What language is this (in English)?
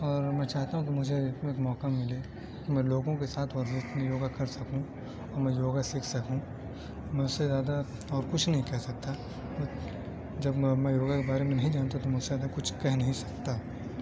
Urdu